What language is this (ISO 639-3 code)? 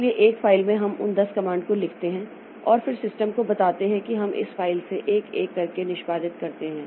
hin